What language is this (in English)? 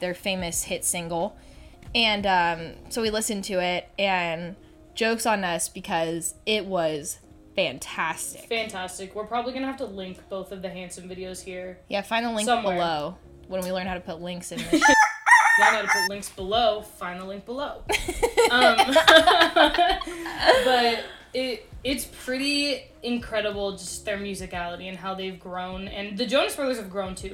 English